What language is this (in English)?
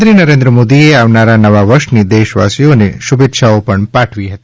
Gujarati